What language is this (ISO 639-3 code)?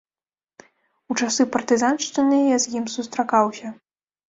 bel